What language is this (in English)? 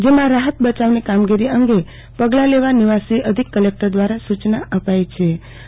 Gujarati